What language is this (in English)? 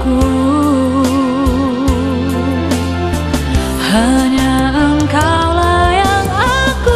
Vietnamese